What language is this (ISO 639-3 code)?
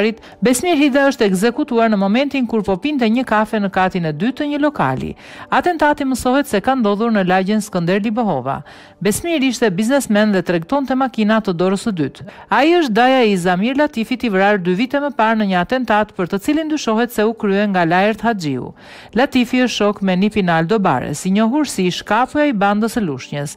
nld